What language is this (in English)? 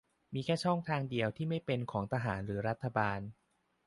Thai